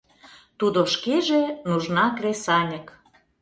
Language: Mari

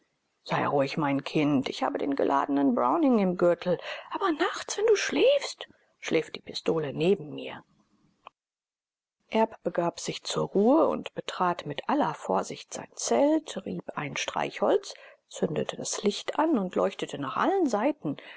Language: German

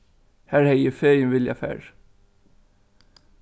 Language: Faroese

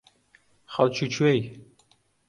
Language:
Central Kurdish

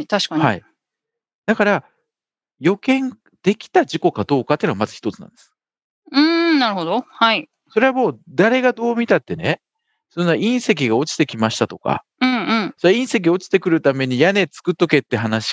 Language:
Japanese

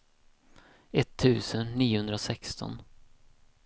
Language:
Swedish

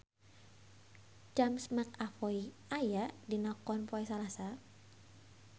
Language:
Sundanese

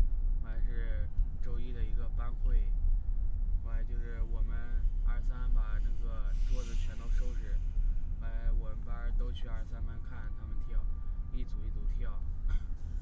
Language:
Chinese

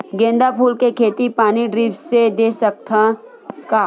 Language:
Chhattisgarhi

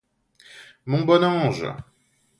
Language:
French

